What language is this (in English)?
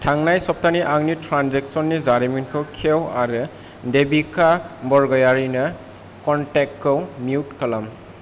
Bodo